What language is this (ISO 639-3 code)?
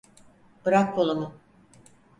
tur